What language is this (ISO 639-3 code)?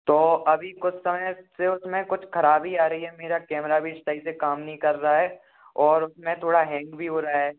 hin